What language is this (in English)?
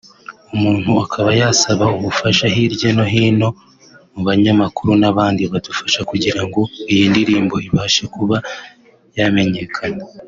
Kinyarwanda